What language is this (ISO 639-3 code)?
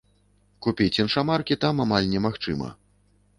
bel